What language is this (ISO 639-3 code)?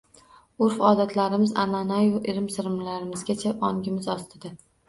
uzb